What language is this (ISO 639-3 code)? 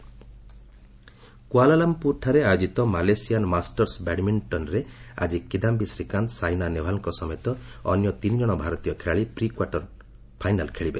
ori